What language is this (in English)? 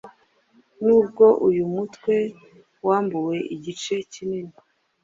Kinyarwanda